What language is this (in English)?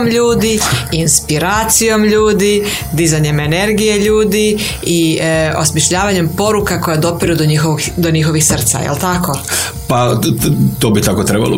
Croatian